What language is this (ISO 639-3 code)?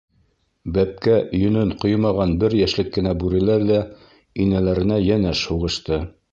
bak